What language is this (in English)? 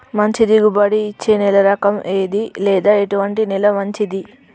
Telugu